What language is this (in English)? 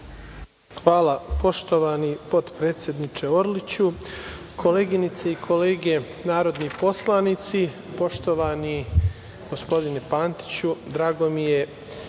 Serbian